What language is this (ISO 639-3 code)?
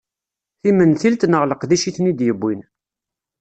kab